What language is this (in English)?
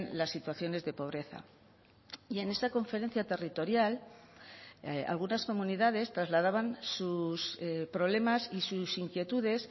Spanish